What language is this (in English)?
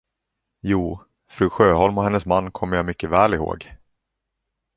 Swedish